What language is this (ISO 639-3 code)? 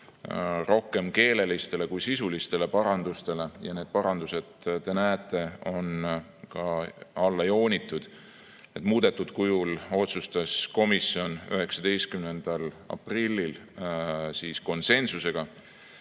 est